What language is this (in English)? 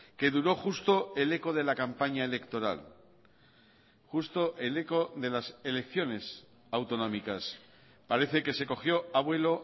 Spanish